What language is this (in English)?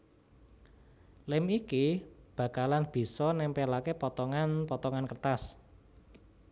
Javanese